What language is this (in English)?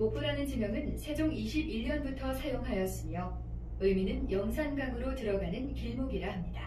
Korean